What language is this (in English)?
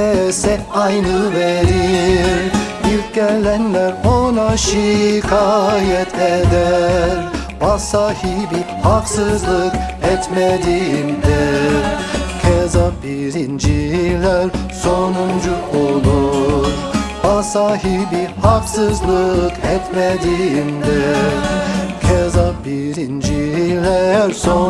Turkish